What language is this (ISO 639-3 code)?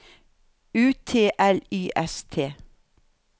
nor